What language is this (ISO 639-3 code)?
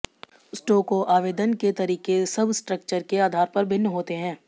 hin